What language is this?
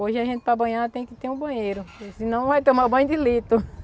Portuguese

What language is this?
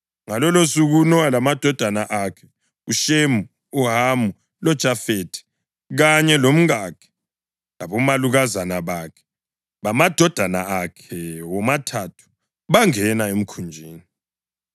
North Ndebele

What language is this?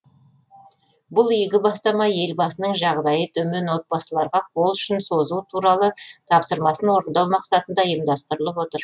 Kazakh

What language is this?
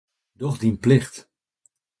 Western Frisian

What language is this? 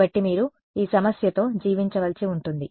Telugu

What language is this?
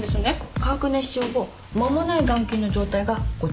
Japanese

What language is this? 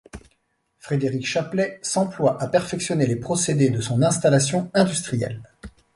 French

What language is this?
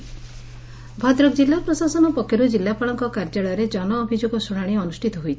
Odia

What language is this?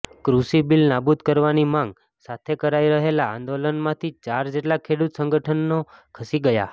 Gujarati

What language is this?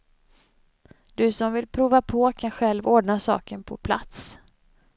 Swedish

